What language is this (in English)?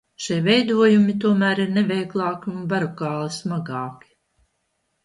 Latvian